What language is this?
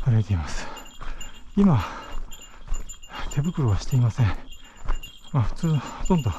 Japanese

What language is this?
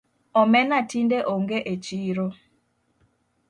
Luo (Kenya and Tanzania)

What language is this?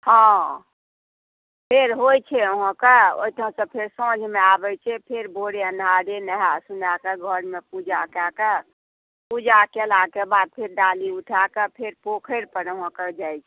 Maithili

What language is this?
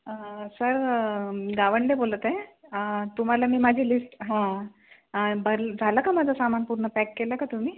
Marathi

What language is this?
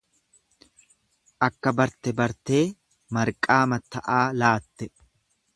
Oromo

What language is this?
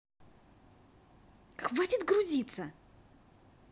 Russian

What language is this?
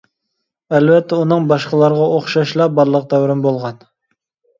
Uyghur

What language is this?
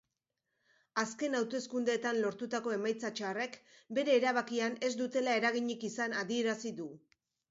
Basque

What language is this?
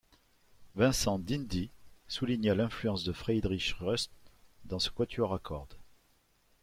French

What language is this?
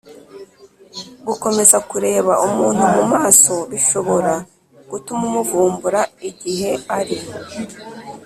Kinyarwanda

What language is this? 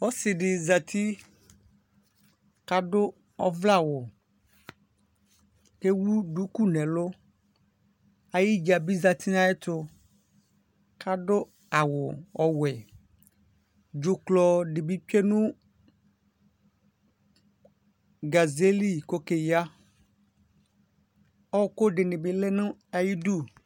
Ikposo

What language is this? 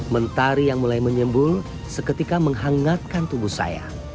Indonesian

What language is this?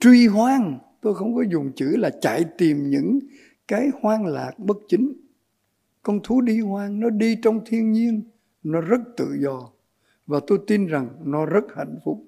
Vietnamese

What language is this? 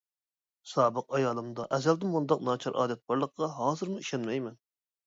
Uyghur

